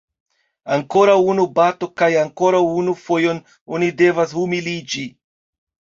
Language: Esperanto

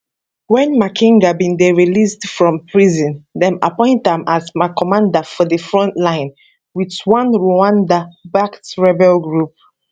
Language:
Nigerian Pidgin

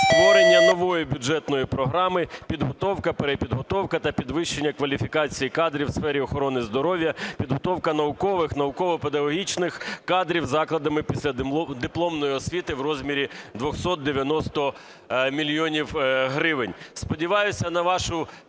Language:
Ukrainian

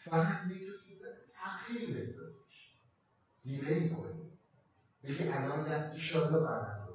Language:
Persian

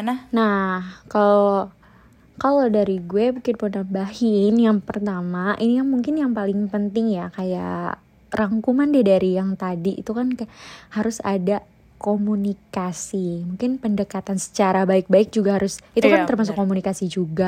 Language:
Indonesian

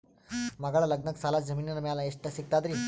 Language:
Kannada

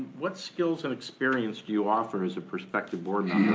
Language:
English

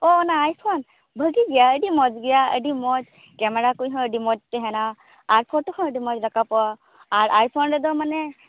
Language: Santali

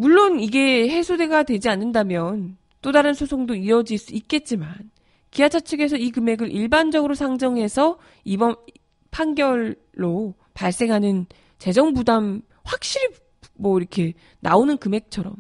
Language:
Korean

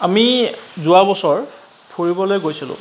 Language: Assamese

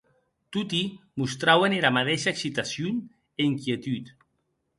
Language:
Occitan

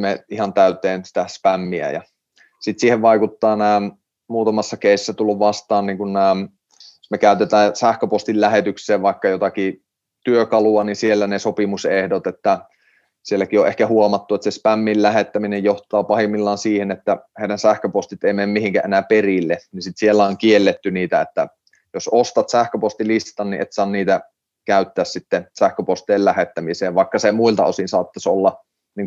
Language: Finnish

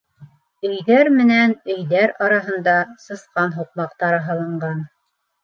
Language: Bashkir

